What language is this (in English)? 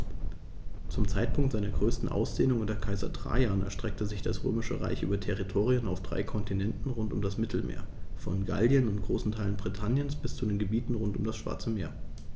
German